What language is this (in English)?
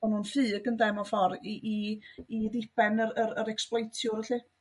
Welsh